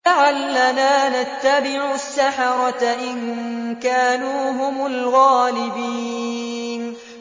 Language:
Arabic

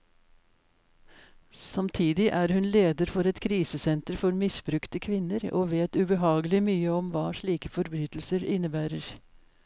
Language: Norwegian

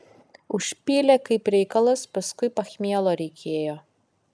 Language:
Lithuanian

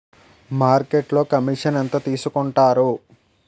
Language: Telugu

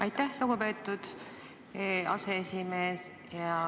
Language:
Estonian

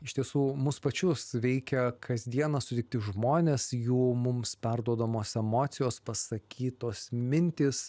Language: Lithuanian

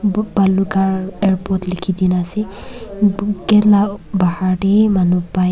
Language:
Naga Pidgin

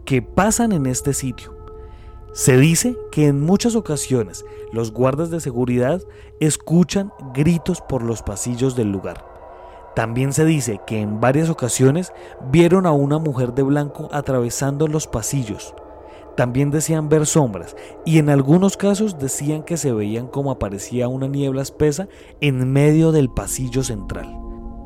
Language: Spanish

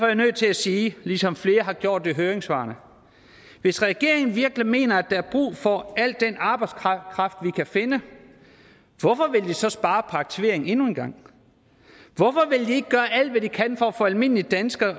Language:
Danish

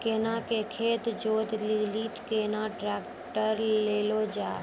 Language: Maithili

